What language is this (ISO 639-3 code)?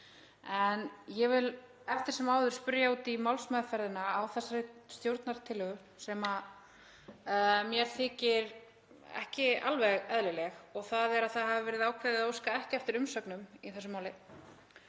isl